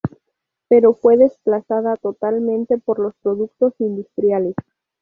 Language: Spanish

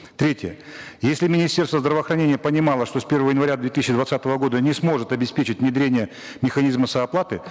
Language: Kazakh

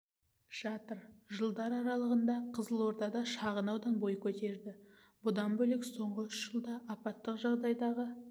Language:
Kazakh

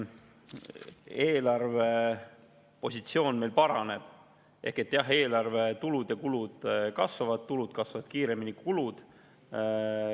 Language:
Estonian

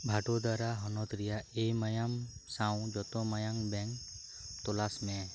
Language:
Santali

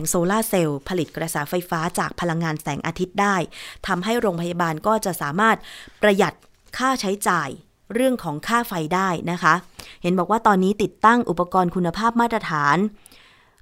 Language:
Thai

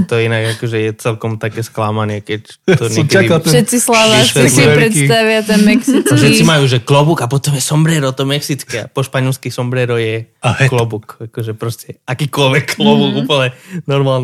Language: Slovak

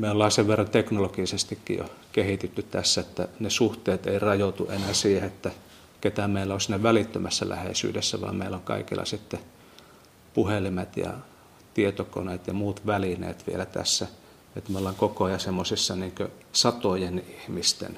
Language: Finnish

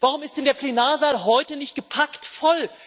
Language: German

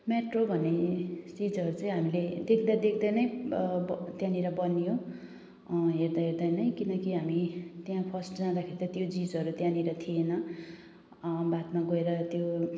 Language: Nepali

